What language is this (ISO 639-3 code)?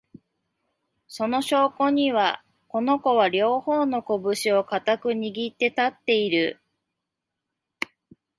jpn